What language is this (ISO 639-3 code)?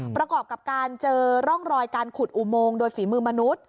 tha